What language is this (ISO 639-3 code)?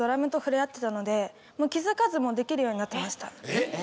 jpn